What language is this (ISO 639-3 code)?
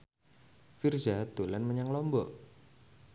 jav